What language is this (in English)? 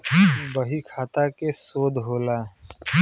Bhojpuri